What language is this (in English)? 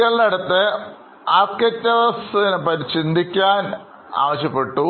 Malayalam